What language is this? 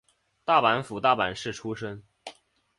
Chinese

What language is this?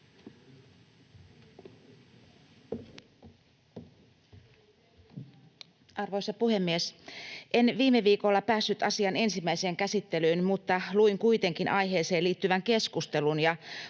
Finnish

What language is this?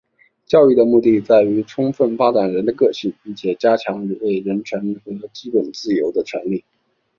Chinese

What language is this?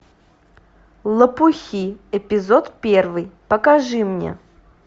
Russian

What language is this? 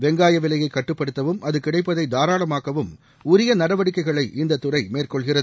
Tamil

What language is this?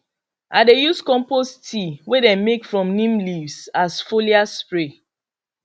Nigerian Pidgin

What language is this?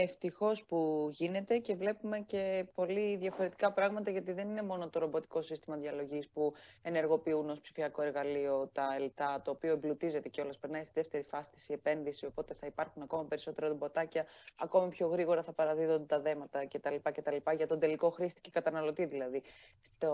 Greek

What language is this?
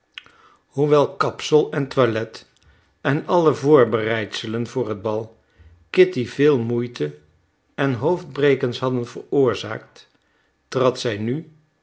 Dutch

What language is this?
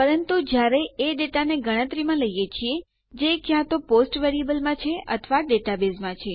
Gujarati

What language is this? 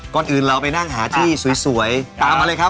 Thai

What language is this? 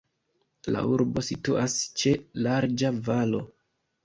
Esperanto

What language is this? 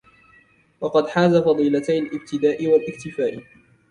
Arabic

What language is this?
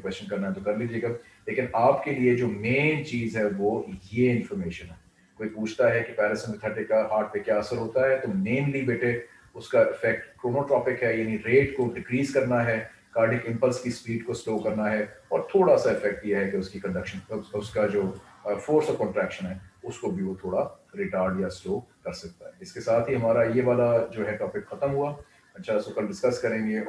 Hindi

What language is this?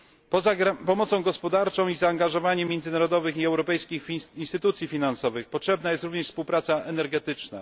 Polish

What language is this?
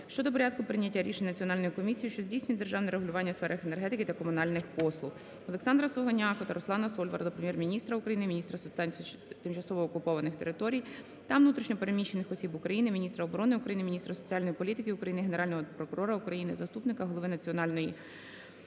Ukrainian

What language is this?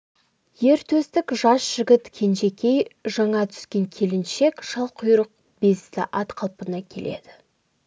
Kazakh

